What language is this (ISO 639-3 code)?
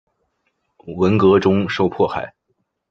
zho